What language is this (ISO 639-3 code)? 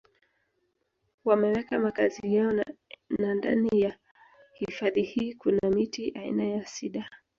swa